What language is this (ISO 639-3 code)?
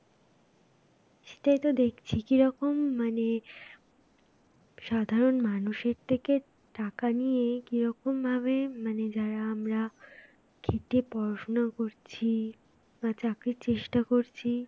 ben